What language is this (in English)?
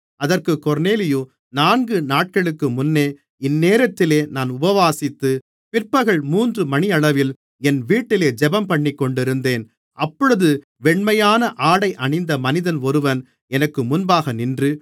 Tamil